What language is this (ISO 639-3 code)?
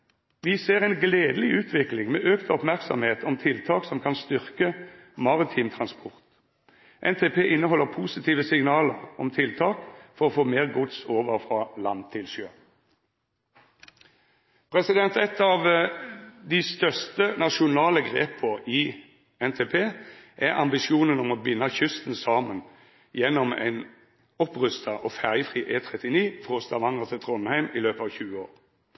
nno